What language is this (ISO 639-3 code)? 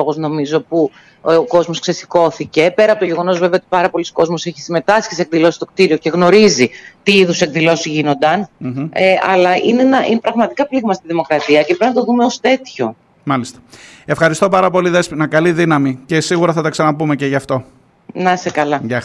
ell